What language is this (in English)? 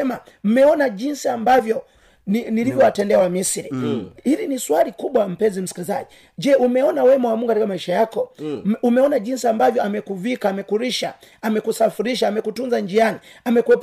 Swahili